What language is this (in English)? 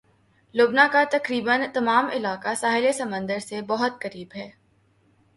Urdu